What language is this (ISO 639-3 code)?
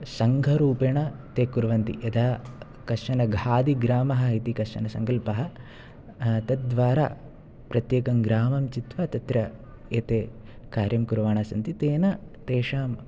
san